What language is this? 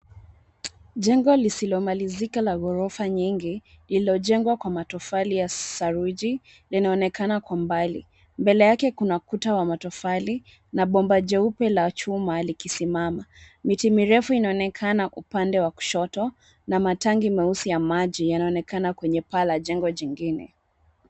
Swahili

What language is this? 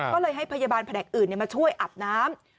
Thai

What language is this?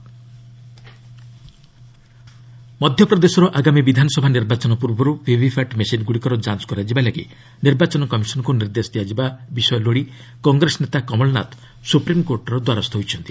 Odia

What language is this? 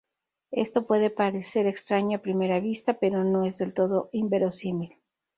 Spanish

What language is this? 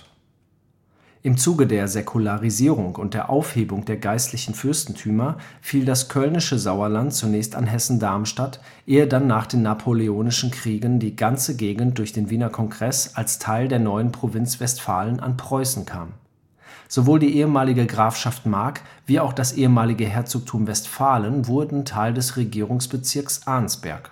German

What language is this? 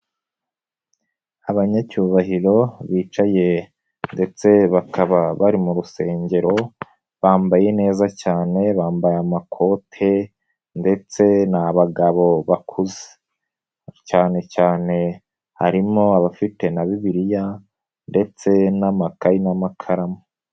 Kinyarwanda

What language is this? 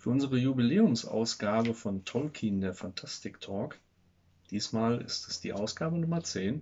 German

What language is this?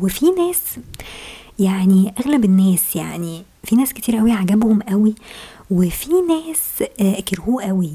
Arabic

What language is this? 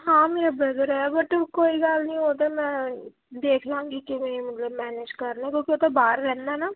Punjabi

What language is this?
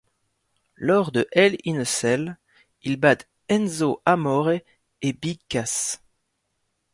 French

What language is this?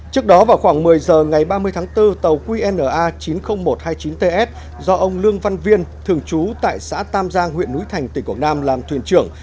Vietnamese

